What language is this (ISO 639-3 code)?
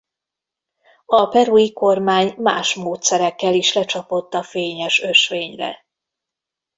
hun